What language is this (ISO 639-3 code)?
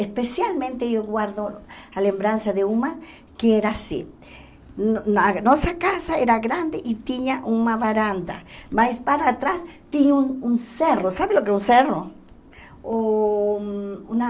por